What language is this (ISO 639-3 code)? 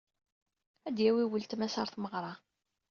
kab